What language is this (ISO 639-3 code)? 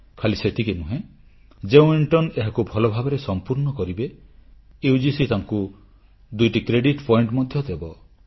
ori